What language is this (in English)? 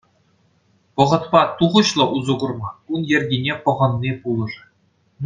Chuvash